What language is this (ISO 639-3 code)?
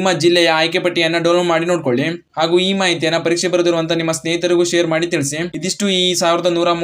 kan